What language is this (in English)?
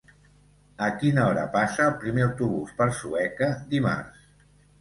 Catalan